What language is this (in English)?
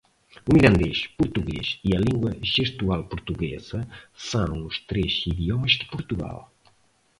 Portuguese